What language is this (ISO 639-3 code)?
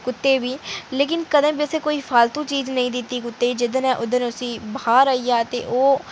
doi